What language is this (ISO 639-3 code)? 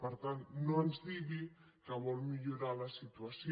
cat